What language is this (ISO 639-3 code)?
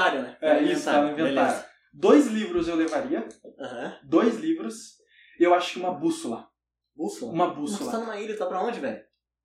por